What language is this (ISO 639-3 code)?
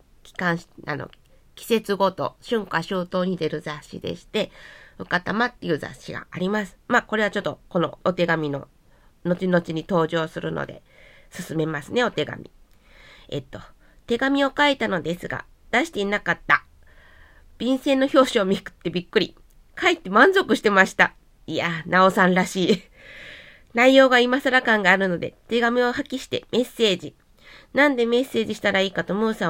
jpn